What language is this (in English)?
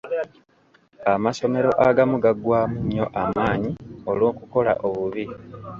Ganda